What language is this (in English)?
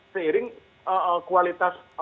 Indonesian